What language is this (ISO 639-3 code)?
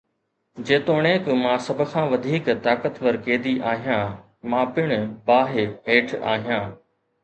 snd